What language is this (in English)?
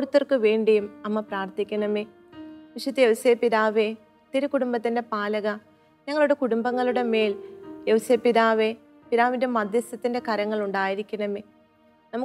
Malayalam